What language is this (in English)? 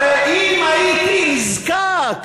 Hebrew